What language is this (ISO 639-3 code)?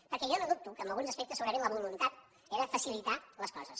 cat